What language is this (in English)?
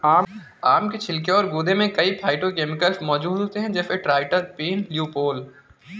Hindi